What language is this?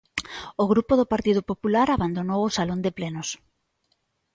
Galician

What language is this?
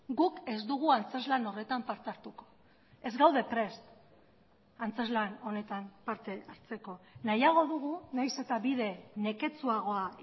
Basque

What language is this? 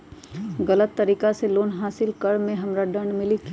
Magahi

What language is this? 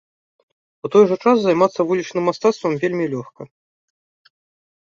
Belarusian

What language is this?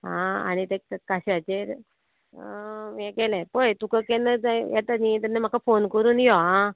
Konkani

